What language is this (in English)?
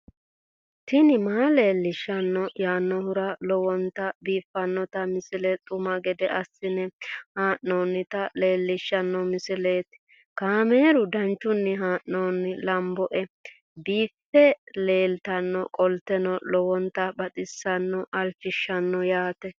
Sidamo